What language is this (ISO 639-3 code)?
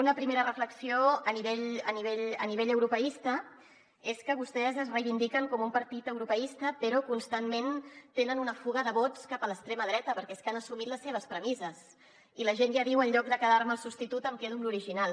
cat